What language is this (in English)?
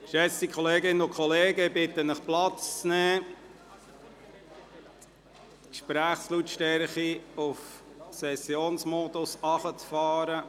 Swiss German